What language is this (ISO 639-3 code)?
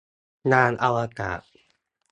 tha